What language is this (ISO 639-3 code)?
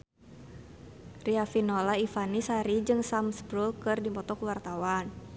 sun